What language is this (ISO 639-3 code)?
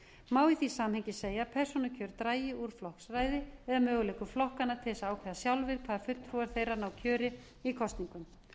isl